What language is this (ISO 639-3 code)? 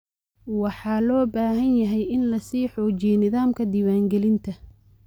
som